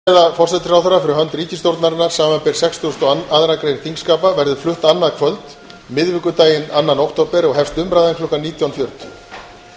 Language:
Icelandic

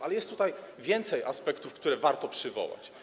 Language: Polish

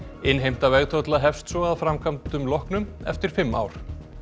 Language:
Icelandic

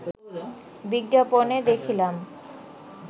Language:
Bangla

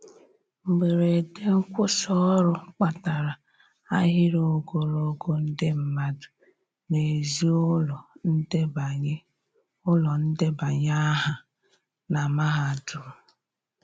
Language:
Igbo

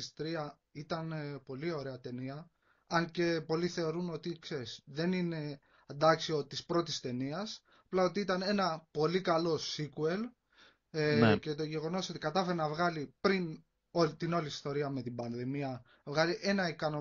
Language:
Greek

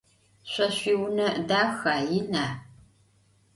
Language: Adyghe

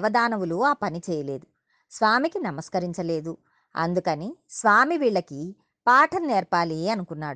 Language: Telugu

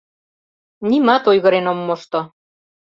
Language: Mari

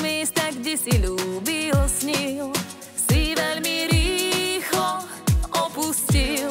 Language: Slovak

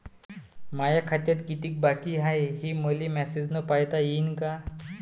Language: Marathi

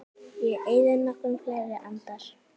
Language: Icelandic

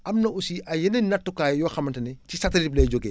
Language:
Wolof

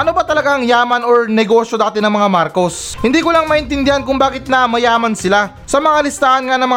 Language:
Filipino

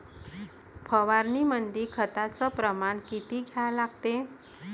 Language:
Marathi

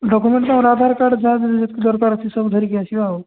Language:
Odia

